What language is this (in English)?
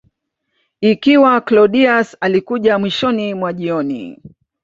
Swahili